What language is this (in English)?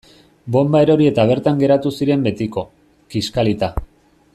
Basque